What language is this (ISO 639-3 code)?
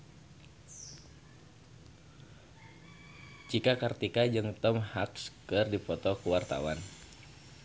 sun